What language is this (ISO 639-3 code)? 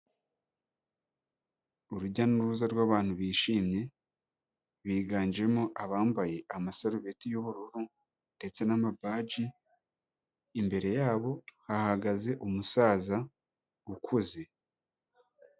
kin